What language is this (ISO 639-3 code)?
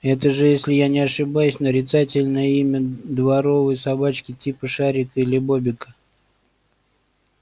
rus